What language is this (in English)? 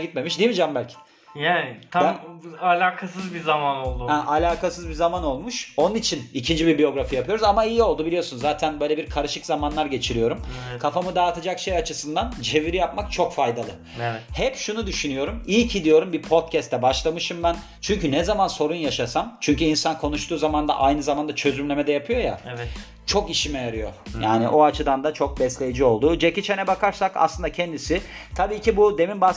Turkish